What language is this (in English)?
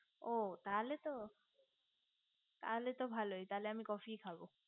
Bangla